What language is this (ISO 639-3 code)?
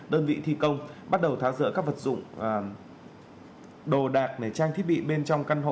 vie